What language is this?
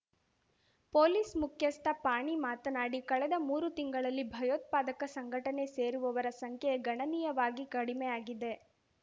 Kannada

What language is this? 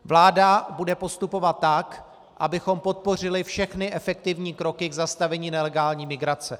Czech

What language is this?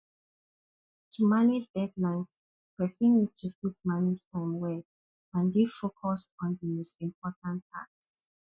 Nigerian Pidgin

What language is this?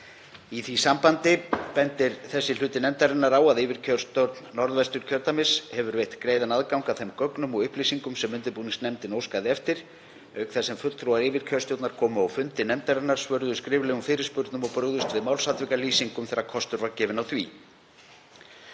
Icelandic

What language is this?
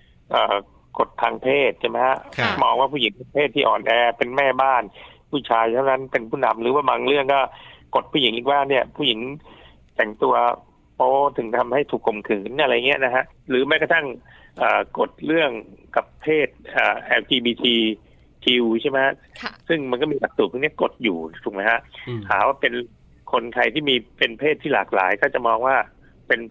Thai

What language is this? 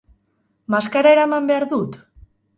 Basque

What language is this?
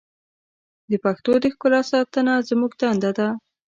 Pashto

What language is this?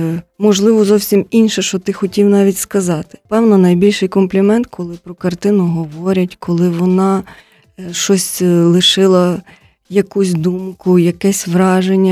Ukrainian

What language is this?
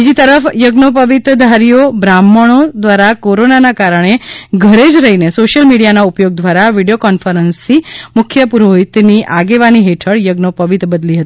Gujarati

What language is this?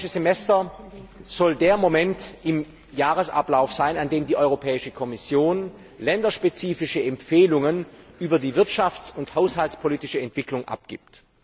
German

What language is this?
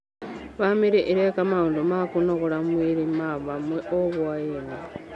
Kikuyu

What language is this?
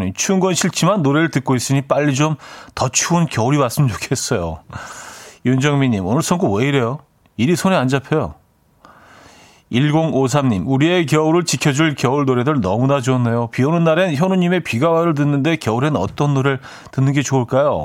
Korean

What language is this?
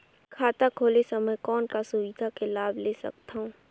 Chhattisgarhi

